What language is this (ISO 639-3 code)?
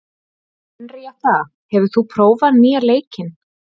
isl